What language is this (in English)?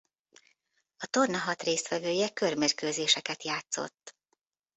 Hungarian